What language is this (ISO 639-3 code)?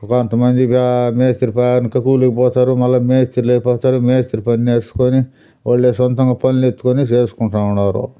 tel